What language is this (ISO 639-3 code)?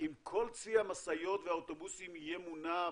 heb